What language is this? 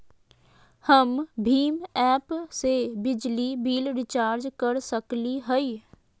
Magahi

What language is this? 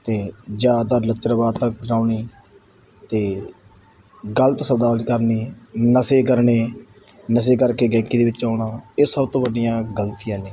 Punjabi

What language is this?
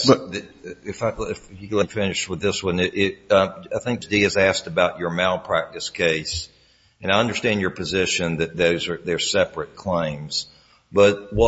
English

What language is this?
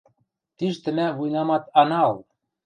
Western Mari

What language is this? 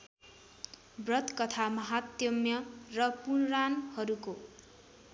Nepali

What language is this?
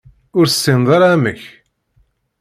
Kabyle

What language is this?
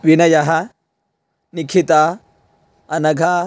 Sanskrit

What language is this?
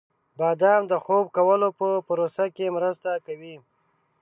Pashto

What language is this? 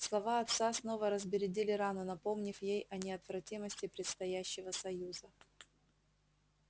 Russian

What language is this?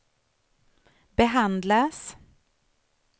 Swedish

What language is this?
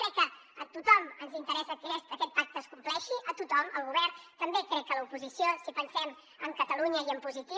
Catalan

